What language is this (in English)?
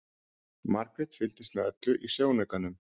Icelandic